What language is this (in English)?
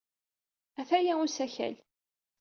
Kabyle